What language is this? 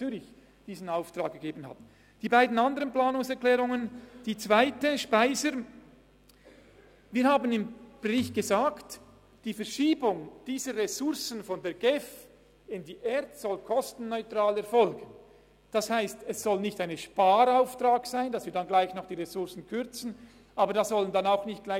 Swiss German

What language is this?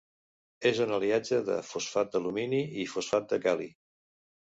Catalan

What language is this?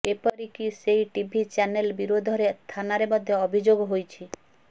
Odia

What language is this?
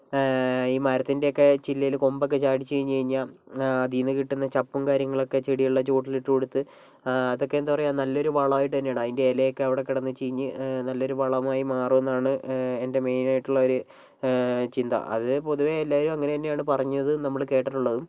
Malayalam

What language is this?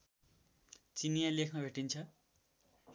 Nepali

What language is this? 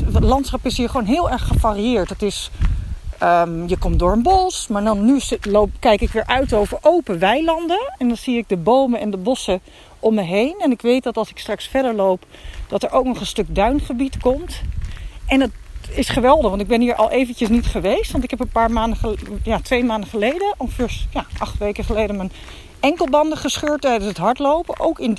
Dutch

